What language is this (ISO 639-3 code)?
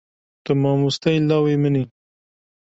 kur